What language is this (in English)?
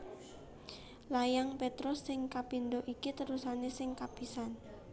Javanese